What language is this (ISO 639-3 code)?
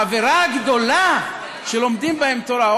heb